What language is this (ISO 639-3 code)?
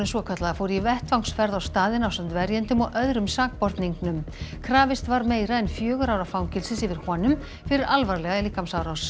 isl